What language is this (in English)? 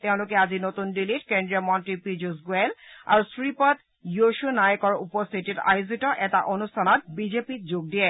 Assamese